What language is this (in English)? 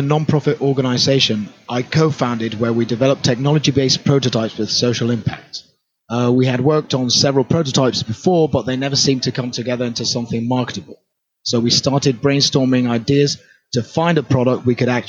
English